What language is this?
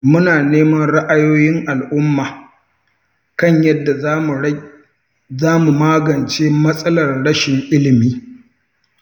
Hausa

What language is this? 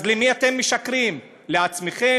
Hebrew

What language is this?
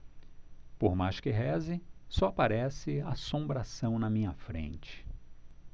Portuguese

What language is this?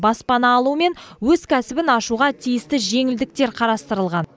Kazakh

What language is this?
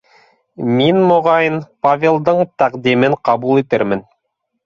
Bashkir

